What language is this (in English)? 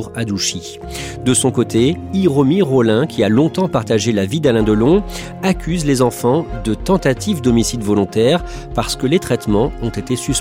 French